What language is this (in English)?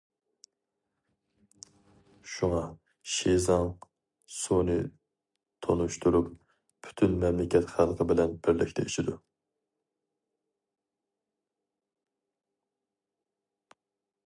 Uyghur